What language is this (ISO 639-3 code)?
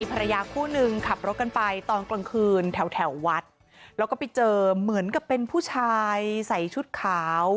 tha